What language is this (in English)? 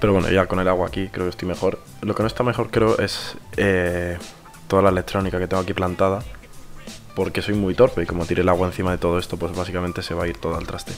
Spanish